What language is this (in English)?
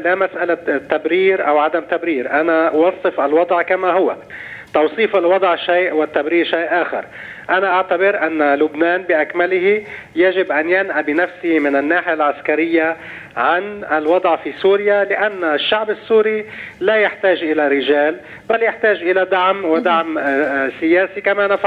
Arabic